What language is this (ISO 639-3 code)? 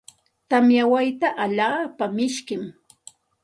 qxt